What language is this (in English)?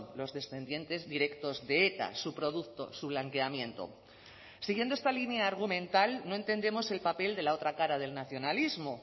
Spanish